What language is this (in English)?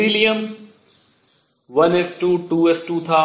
Hindi